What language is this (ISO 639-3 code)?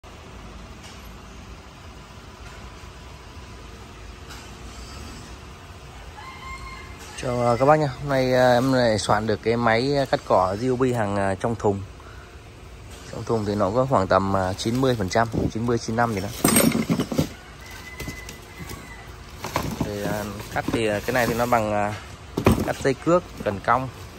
vie